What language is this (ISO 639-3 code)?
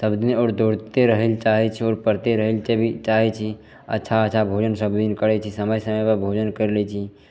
mai